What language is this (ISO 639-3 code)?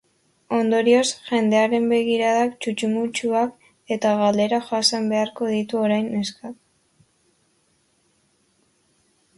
eus